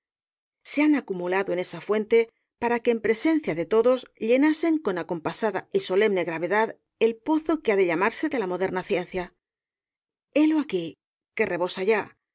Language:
Spanish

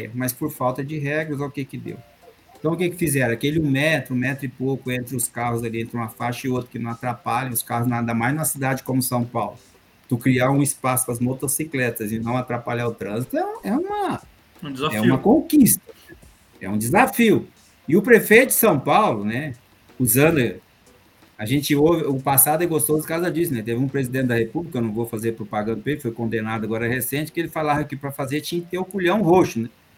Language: Portuguese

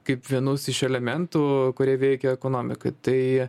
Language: Lithuanian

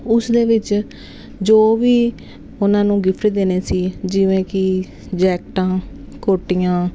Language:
Punjabi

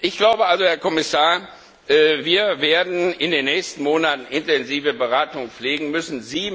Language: German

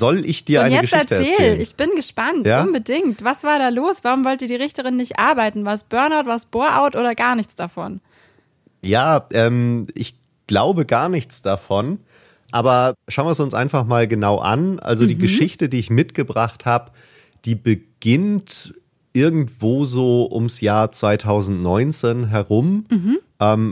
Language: German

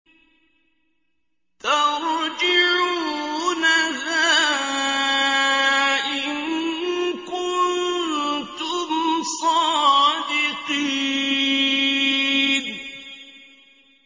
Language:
Arabic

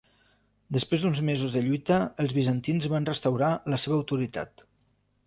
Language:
Catalan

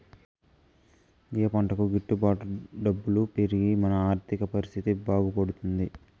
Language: Telugu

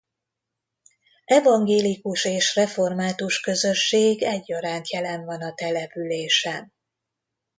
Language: Hungarian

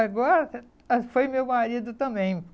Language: Portuguese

